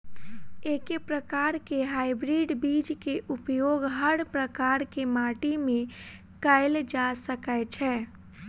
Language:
Maithili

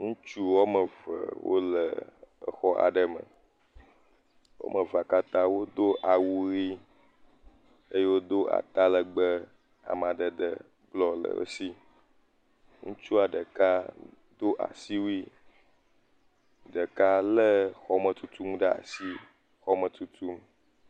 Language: Ewe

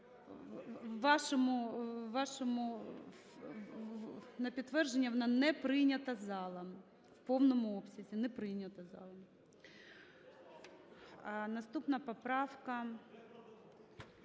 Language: Ukrainian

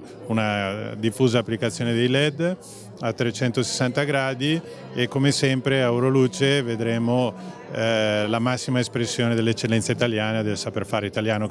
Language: Italian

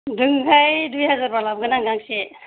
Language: Bodo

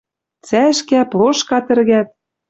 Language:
Western Mari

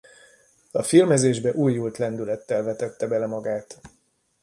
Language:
Hungarian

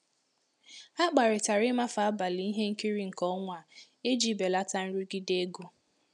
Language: Igbo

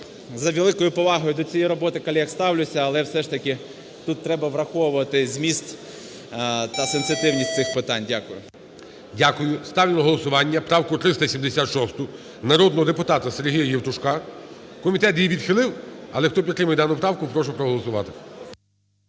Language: Ukrainian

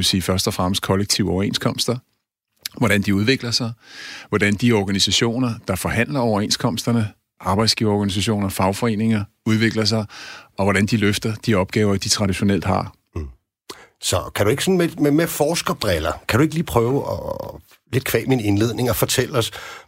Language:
Danish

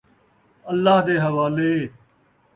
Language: Saraiki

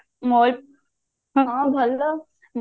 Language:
Odia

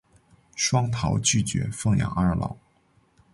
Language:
Chinese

